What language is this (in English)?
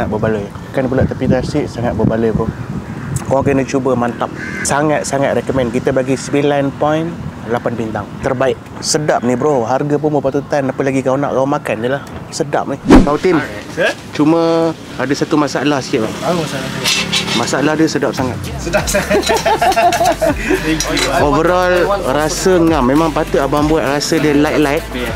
Malay